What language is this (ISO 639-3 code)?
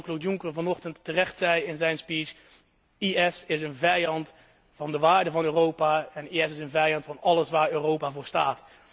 nld